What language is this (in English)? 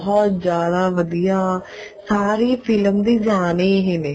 Punjabi